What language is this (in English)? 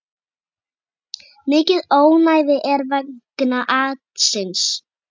Icelandic